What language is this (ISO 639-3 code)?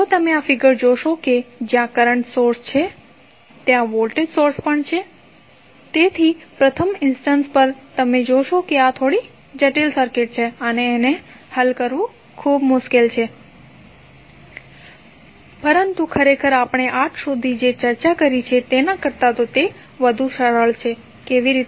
guj